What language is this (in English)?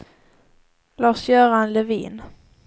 Swedish